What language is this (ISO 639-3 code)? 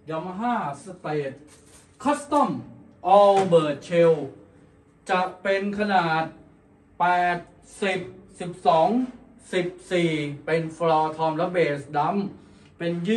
tha